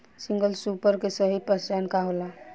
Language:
Bhojpuri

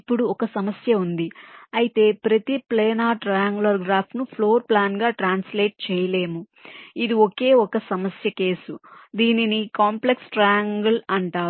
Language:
Telugu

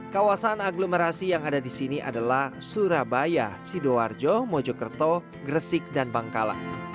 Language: Indonesian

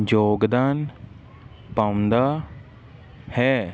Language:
Punjabi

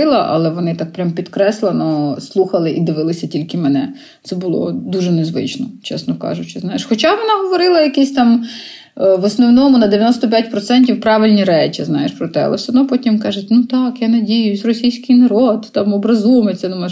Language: Ukrainian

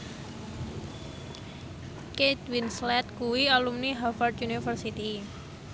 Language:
Javanese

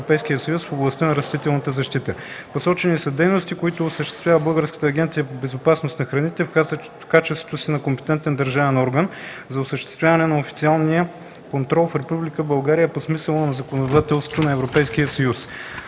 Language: Bulgarian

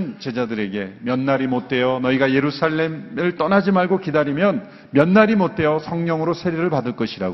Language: Korean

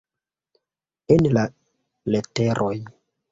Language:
Esperanto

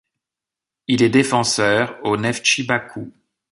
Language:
French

